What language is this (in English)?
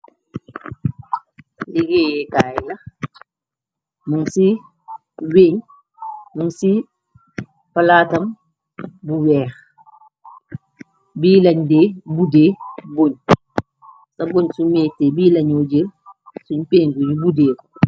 Wolof